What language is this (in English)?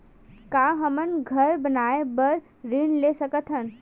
Chhattisgarhi